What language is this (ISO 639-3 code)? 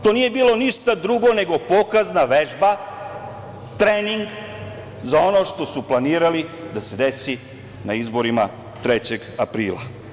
srp